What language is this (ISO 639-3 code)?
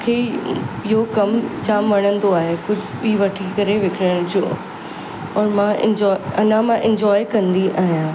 snd